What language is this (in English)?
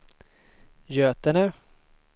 Swedish